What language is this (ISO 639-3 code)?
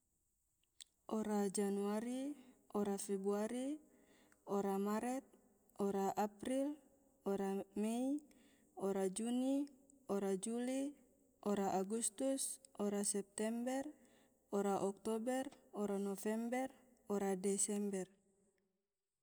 tvo